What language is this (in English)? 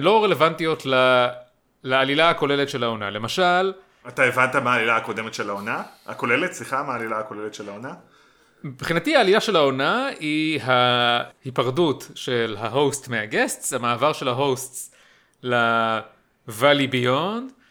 Hebrew